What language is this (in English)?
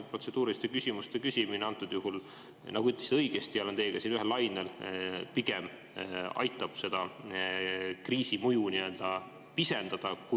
Estonian